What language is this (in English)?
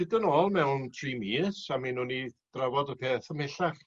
Welsh